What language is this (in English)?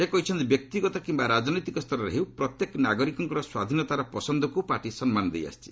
Odia